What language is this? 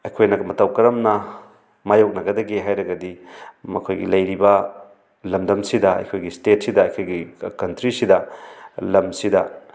Manipuri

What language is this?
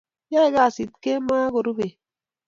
Kalenjin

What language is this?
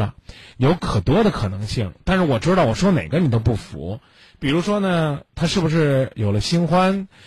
Chinese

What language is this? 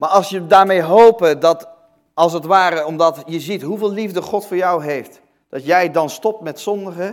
Dutch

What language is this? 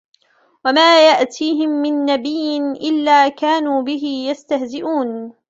Arabic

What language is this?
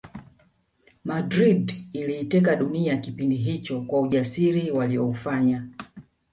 Swahili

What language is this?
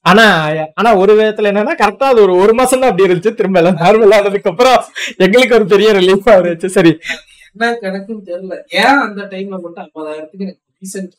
Tamil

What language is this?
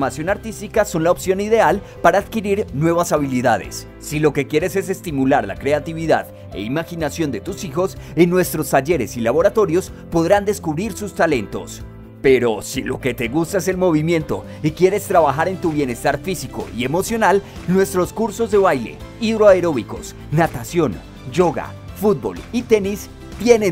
Spanish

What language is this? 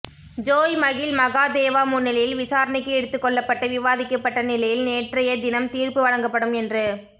Tamil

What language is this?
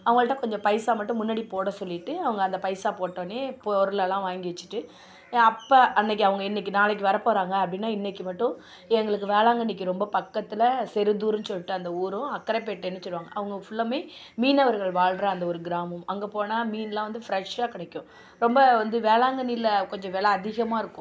Tamil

